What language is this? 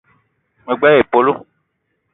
Eton (Cameroon)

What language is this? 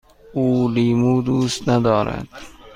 Persian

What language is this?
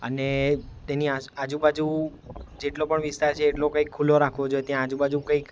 Gujarati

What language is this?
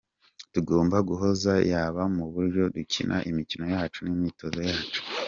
Kinyarwanda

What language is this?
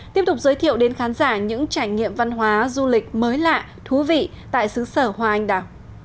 Vietnamese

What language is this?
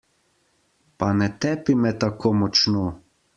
Slovenian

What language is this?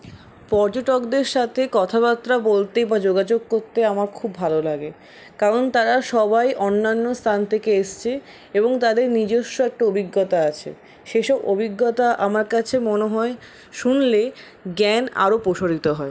Bangla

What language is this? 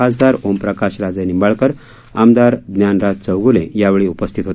Marathi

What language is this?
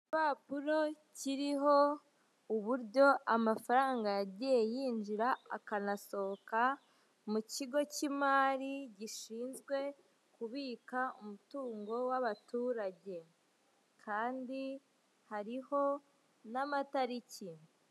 Kinyarwanda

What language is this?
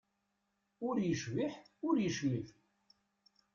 Kabyle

